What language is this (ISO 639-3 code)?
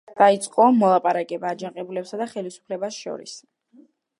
kat